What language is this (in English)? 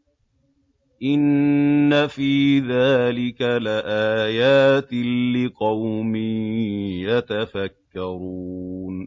Arabic